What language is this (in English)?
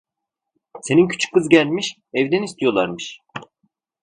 Turkish